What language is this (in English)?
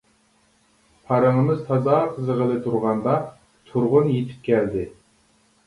Uyghur